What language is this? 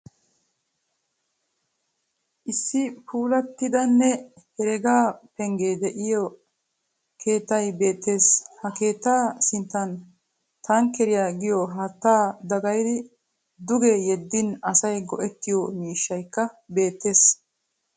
Wolaytta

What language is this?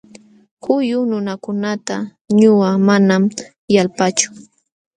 Jauja Wanca Quechua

